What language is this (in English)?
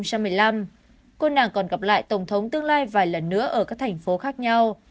Vietnamese